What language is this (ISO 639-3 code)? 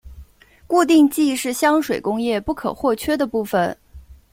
zho